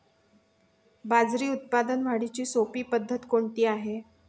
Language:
Marathi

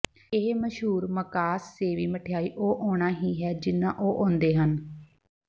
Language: Punjabi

